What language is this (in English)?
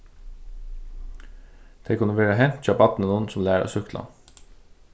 Faroese